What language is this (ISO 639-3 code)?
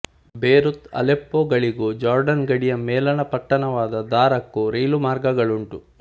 kan